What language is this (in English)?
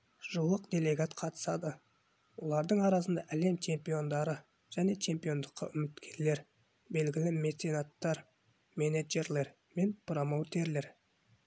Kazakh